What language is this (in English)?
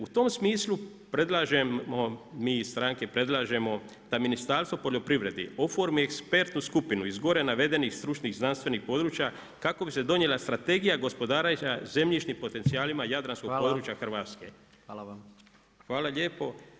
Croatian